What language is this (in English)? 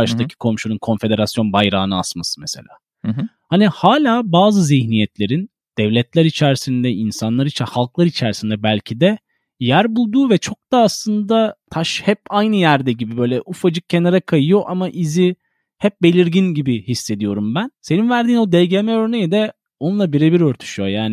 Turkish